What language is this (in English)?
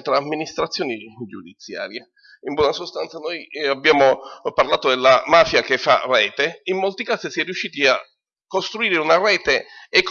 Italian